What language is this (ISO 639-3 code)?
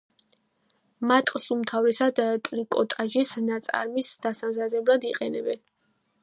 kat